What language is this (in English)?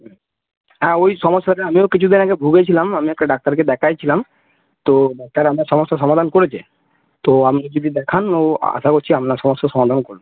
Bangla